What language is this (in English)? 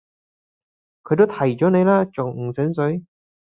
Cantonese